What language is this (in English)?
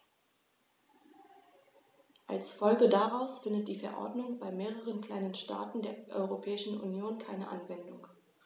German